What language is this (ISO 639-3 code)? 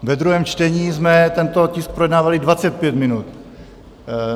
ces